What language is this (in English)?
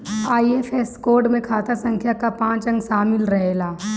Bhojpuri